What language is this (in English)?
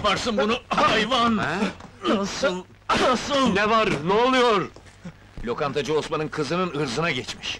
Turkish